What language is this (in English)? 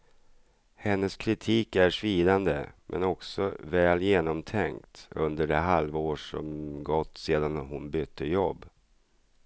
Swedish